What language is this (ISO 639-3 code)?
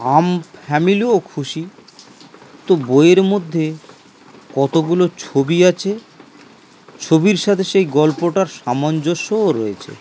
ben